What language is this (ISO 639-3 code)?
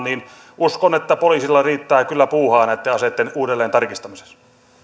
fin